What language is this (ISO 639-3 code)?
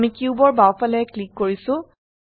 asm